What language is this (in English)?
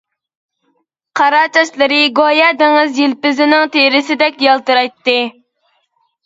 Uyghur